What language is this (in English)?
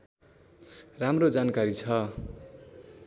Nepali